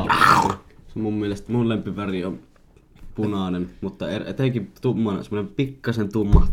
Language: Finnish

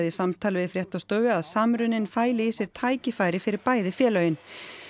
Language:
Icelandic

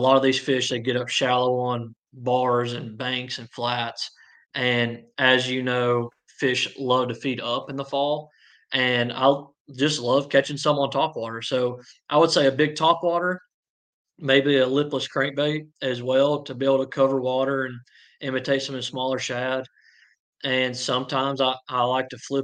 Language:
English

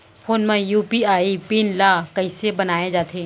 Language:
Chhattisgarhi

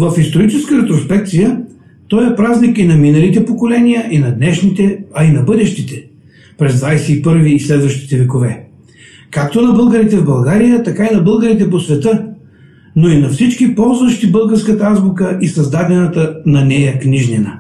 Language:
Bulgarian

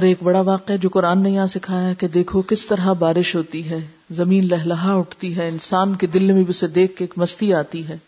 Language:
Urdu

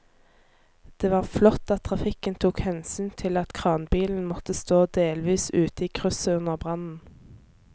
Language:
Norwegian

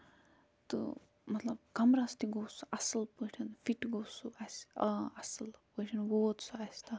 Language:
Kashmiri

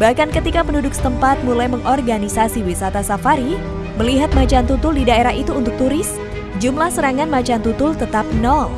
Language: Indonesian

